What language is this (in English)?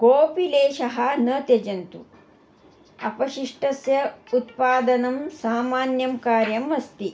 Sanskrit